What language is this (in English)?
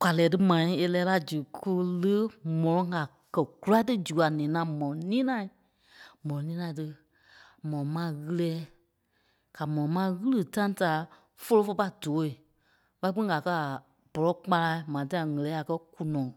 Kpelle